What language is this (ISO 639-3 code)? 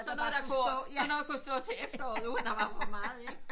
dan